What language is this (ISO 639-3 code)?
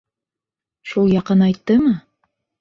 bak